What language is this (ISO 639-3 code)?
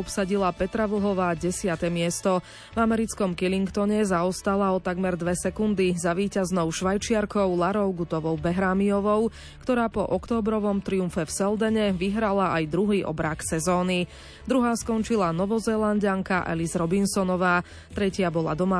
slk